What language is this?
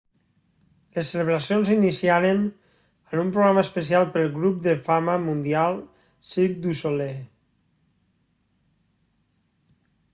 Catalan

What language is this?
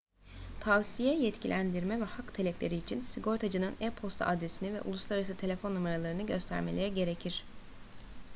Turkish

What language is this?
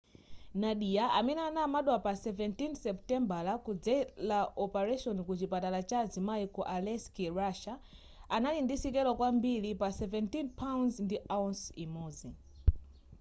Nyanja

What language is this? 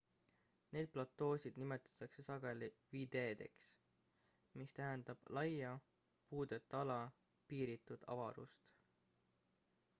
Estonian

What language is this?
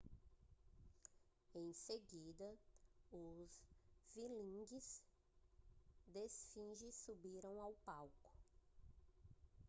Portuguese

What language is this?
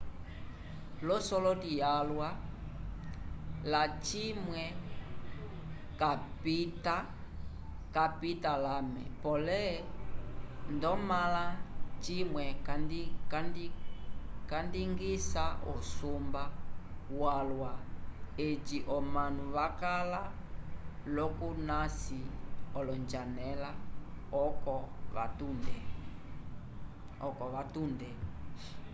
Umbundu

